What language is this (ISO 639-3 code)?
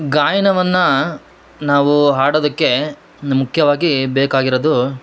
kan